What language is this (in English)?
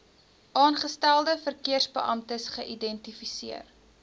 Afrikaans